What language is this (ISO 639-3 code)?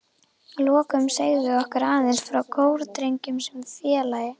isl